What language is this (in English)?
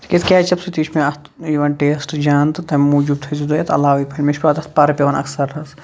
Kashmiri